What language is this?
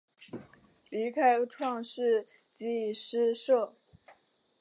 Chinese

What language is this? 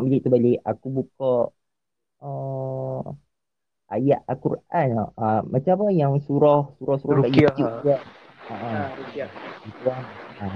Malay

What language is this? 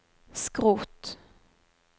Norwegian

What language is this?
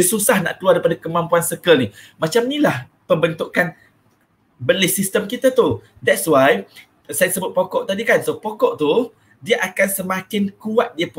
Malay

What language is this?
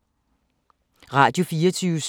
Danish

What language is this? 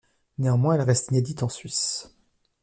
French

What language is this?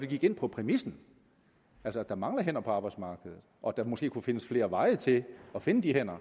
Danish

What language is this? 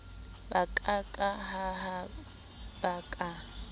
Southern Sotho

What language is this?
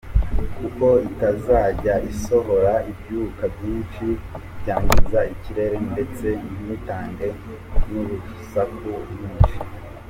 Kinyarwanda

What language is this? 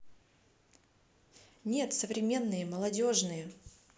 Russian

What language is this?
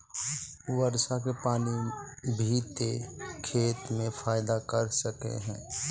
Magahi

